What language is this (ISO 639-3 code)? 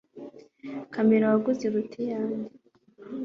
kin